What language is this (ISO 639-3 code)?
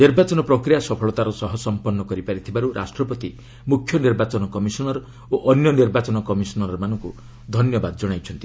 ori